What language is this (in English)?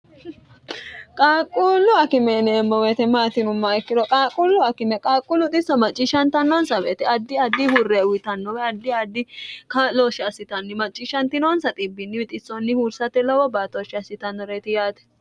Sidamo